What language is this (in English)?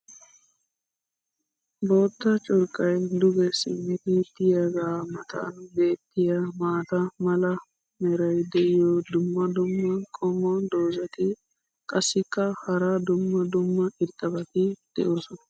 Wolaytta